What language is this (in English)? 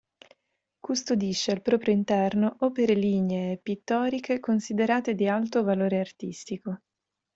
Italian